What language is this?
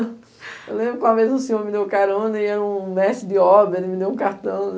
Portuguese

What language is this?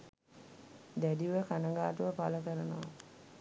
Sinhala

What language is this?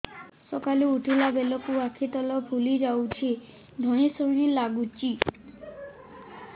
Odia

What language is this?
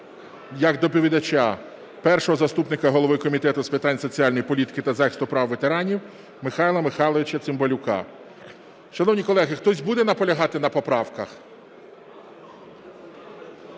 Ukrainian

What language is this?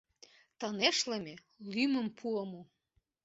Mari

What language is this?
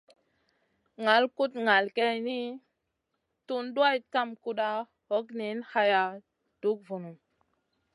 Masana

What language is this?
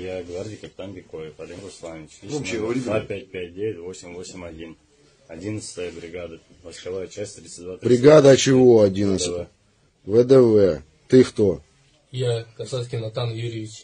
Russian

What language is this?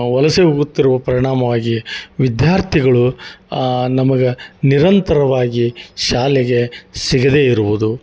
Kannada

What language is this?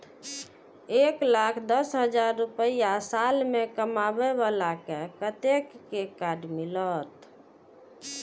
Maithili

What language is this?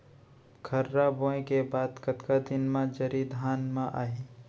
Chhattisgarhi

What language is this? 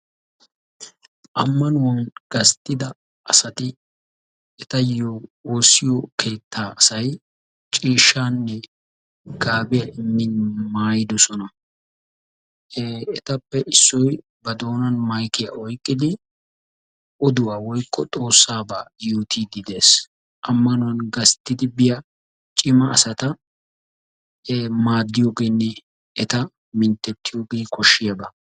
Wolaytta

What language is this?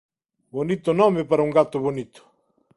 Galician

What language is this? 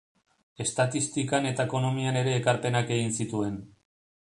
Basque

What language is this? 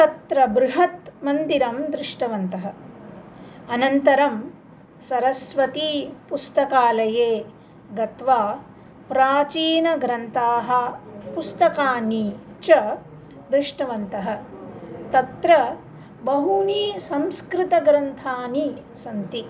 Sanskrit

